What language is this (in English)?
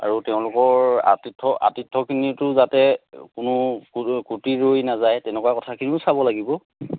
Assamese